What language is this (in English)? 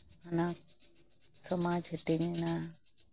Santali